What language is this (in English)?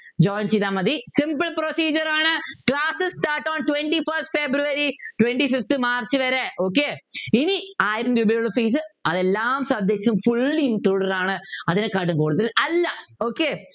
Malayalam